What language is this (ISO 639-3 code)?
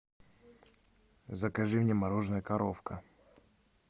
rus